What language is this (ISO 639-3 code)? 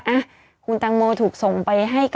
tha